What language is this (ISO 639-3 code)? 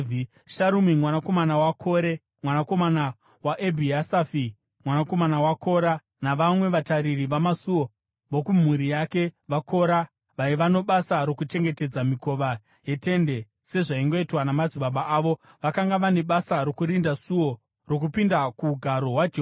sna